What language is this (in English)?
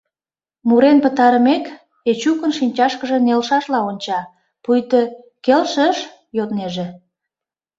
Mari